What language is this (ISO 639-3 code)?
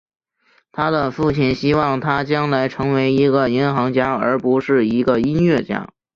zho